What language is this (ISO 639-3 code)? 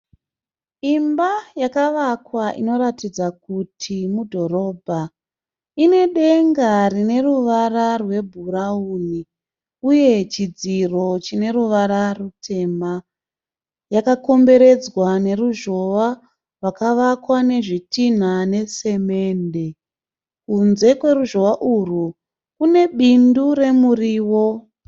sna